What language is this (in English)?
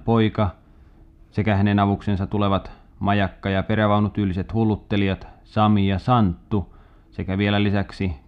Finnish